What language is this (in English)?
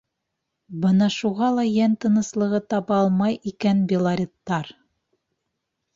Bashkir